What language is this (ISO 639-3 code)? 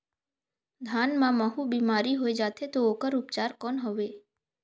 hne